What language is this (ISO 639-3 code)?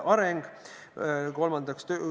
est